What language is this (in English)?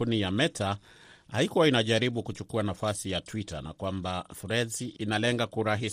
Swahili